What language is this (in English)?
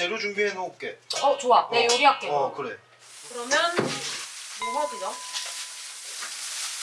Korean